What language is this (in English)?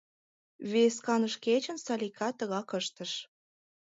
Mari